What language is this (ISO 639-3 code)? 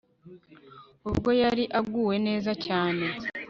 kin